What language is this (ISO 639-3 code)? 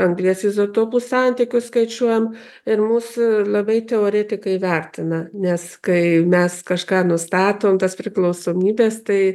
lit